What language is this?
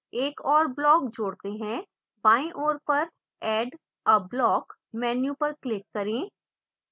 Hindi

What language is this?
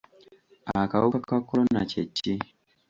Ganda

